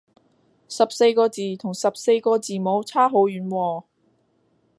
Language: Cantonese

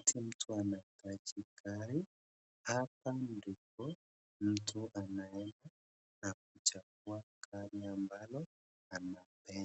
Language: Swahili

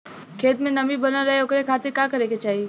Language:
Bhojpuri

